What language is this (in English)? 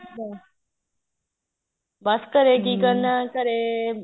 Punjabi